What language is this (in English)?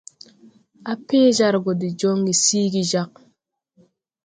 Tupuri